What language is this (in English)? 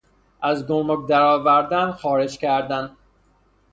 Persian